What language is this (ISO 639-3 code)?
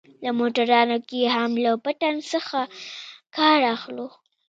pus